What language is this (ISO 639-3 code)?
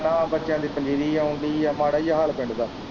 pan